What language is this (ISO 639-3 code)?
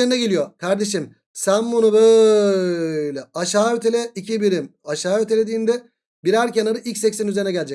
tur